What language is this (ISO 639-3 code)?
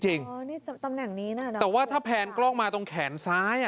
tha